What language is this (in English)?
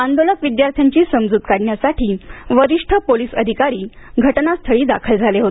Marathi